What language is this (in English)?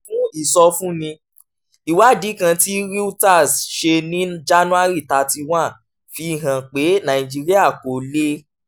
Yoruba